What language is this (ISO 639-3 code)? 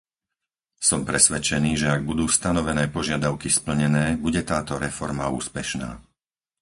slk